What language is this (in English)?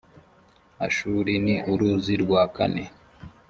Kinyarwanda